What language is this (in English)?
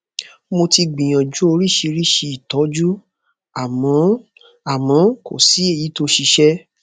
Yoruba